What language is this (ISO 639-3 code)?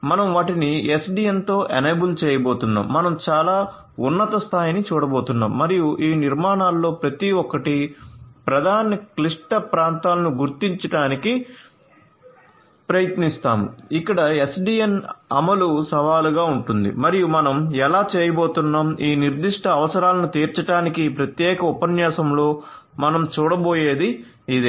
tel